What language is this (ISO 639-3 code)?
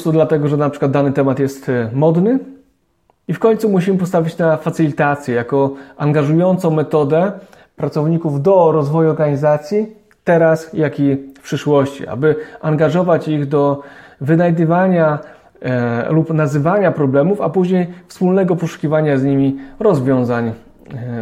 pol